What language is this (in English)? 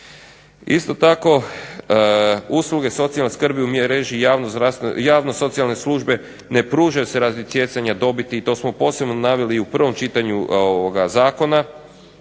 Croatian